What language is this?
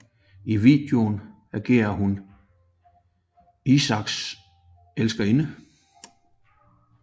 Danish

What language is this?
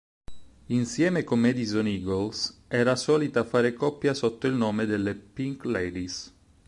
Italian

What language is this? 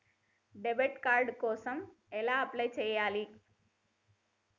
Telugu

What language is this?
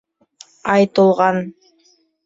Bashkir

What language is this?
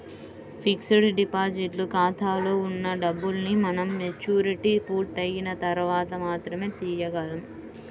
Telugu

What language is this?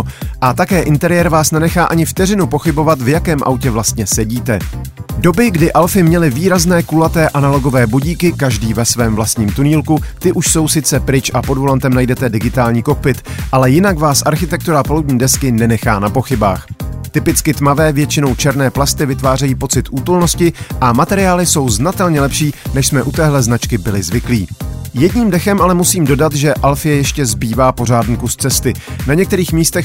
Czech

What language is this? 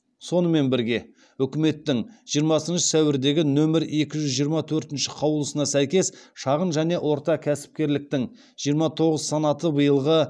Kazakh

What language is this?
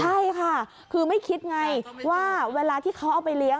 Thai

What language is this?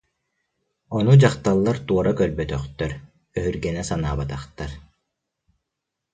Yakut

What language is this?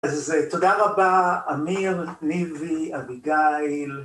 Hebrew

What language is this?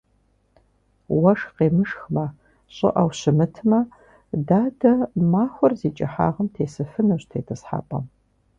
Kabardian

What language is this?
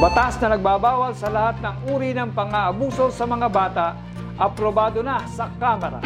Filipino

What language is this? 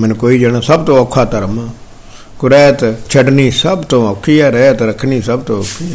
Punjabi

